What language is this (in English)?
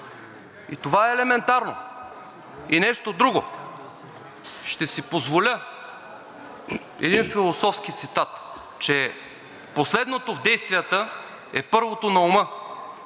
Bulgarian